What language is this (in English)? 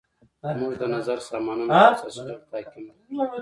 Pashto